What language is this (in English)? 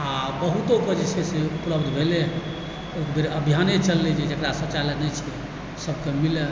Maithili